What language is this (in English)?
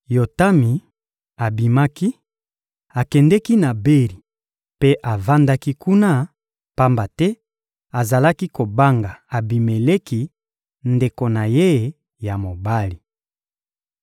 Lingala